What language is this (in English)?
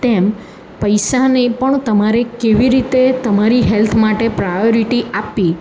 Gujarati